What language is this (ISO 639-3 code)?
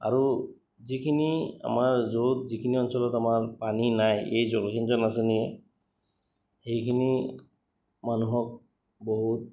asm